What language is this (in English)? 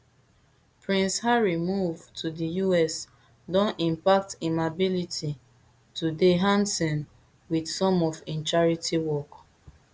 Nigerian Pidgin